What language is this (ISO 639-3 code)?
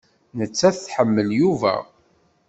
kab